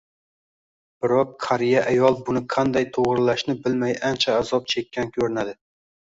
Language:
Uzbek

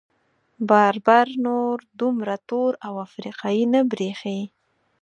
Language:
Pashto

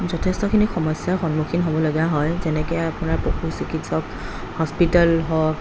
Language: Assamese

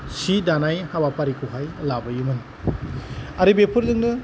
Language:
Bodo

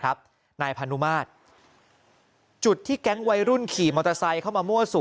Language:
Thai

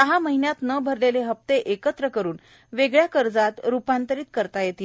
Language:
Marathi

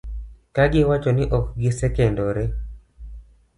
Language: Luo (Kenya and Tanzania)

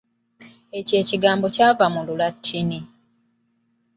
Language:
Ganda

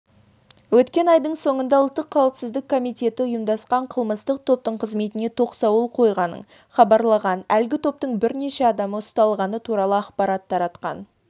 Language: Kazakh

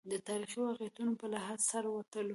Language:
Pashto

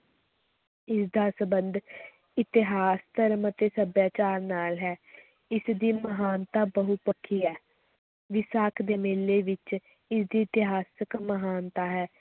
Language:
Punjabi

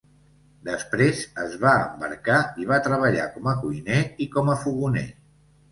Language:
Catalan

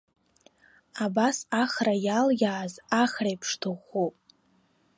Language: Abkhazian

